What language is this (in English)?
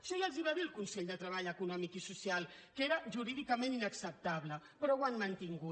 Catalan